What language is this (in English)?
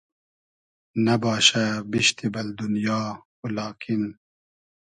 Hazaragi